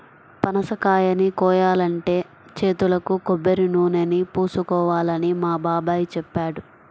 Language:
Telugu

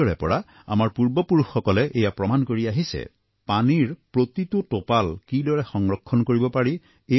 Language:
Assamese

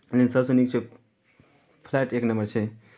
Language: Maithili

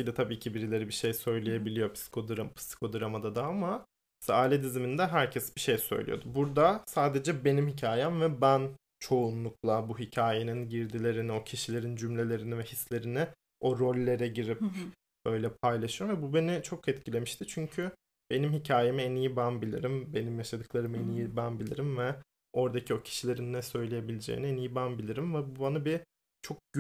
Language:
Turkish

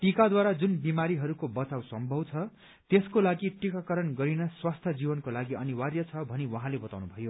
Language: Nepali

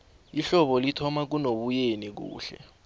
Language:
South Ndebele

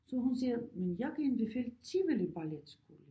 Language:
Danish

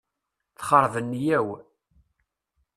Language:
Kabyle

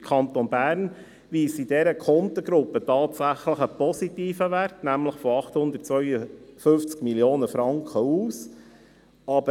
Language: Swiss German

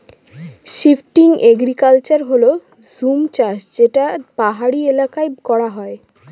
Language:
Bangla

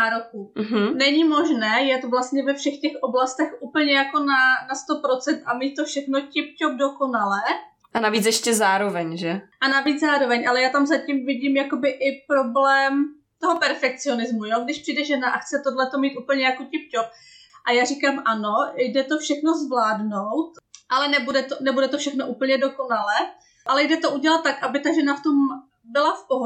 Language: Czech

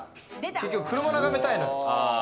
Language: Japanese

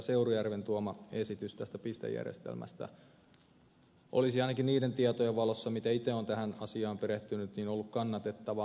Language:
Finnish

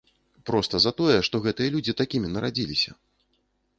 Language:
Belarusian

